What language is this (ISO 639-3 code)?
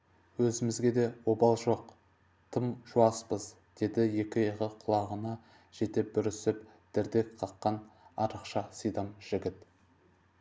kaz